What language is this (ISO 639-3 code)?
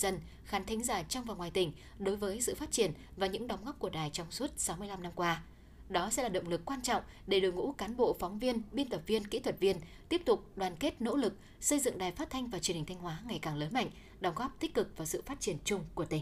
vie